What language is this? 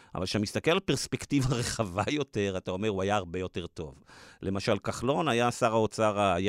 Hebrew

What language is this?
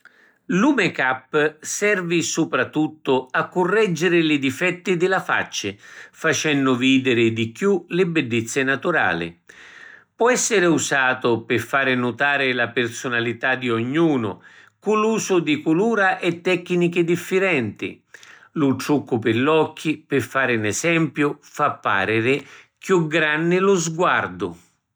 Sicilian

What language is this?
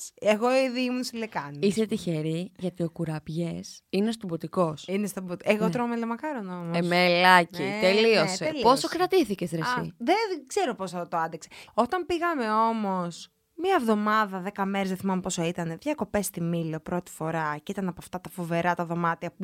Greek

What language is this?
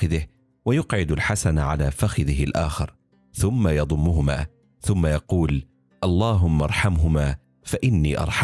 Arabic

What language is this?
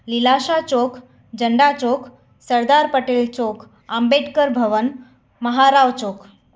Sindhi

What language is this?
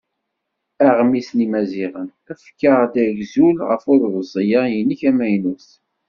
Kabyle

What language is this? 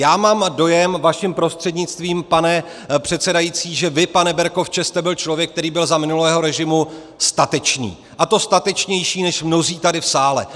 Czech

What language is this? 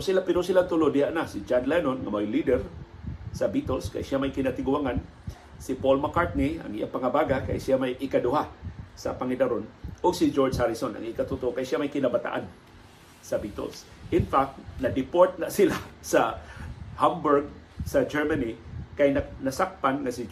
Filipino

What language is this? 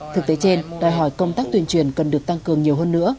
Vietnamese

